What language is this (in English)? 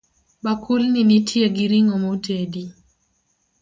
Luo (Kenya and Tanzania)